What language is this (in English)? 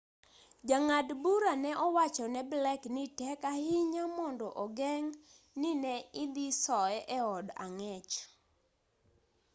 Luo (Kenya and Tanzania)